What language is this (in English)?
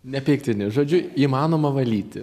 Lithuanian